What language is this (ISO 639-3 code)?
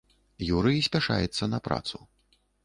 bel